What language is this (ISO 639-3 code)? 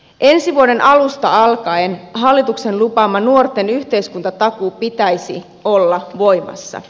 fin